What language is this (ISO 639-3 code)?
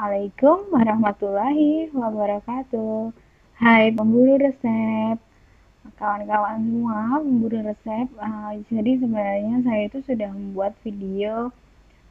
ind